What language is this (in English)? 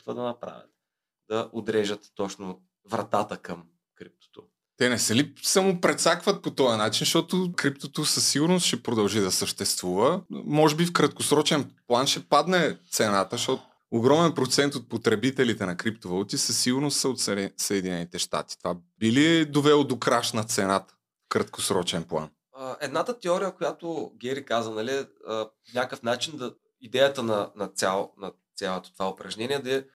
Bulgarian